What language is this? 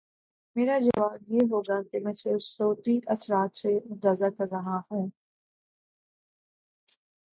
Urdu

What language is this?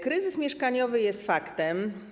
Polish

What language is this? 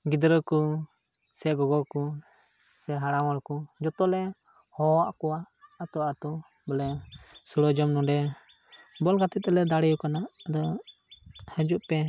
Santali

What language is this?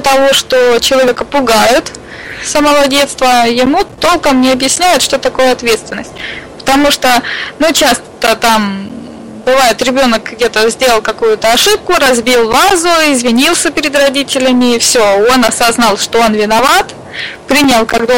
Russian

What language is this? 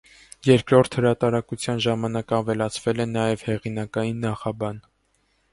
Armenian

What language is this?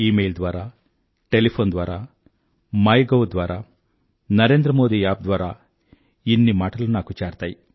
Telugu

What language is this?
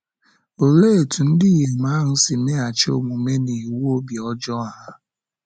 Igbo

